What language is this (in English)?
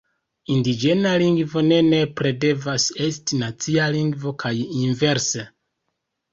Esperanto